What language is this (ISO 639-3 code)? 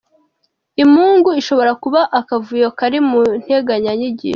kin